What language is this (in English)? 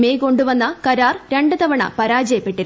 Malayalam